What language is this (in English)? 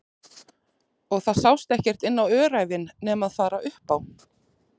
Icelandic